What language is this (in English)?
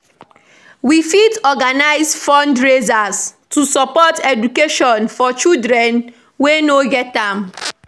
Nigerian Pidgin